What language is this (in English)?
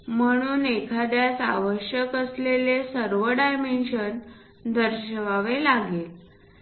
Marathi